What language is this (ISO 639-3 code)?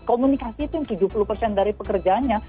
ind